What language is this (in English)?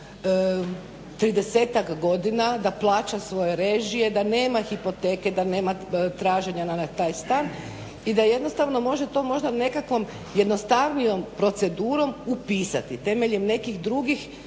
Croatian